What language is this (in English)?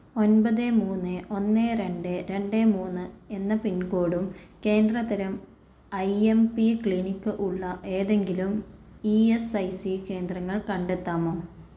Malayalam